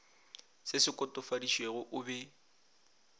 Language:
Northern Sotho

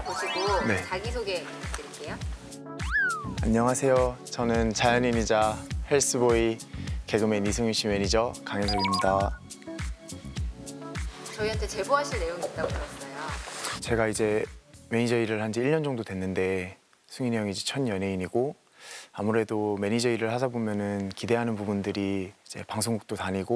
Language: Korean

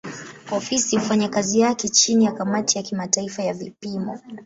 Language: Swahili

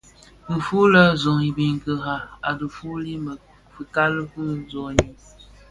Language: Bafia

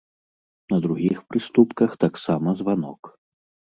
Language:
Belarusian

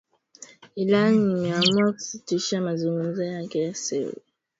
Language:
Swahili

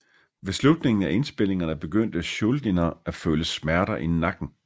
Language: Danish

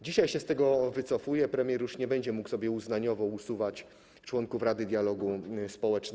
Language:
Polish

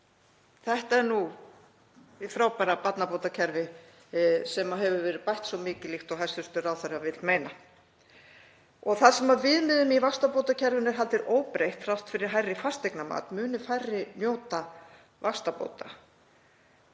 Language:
Icelandic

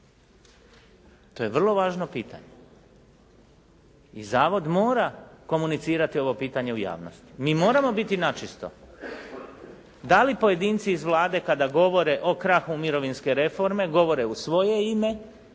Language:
Croatian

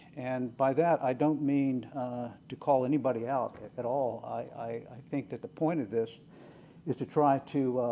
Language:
English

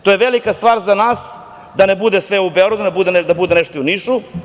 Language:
Serbian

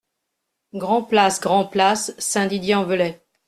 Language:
French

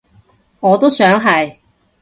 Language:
Cantonese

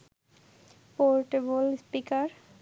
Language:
Bangla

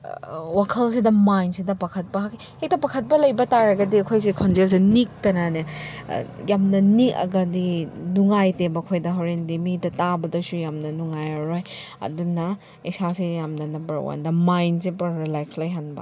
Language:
Manipuri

